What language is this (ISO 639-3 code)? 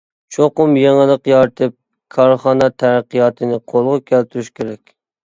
uig